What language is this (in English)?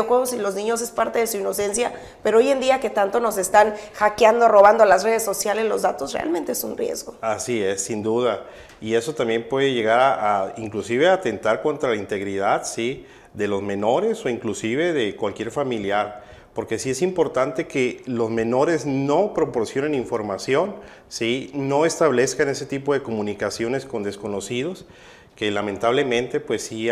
Spanish